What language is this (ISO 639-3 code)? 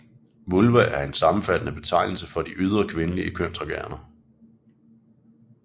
dan